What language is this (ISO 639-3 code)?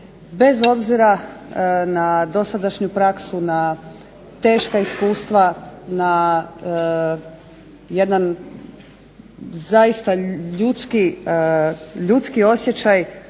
hrv